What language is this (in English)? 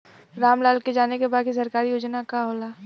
Bhojpuri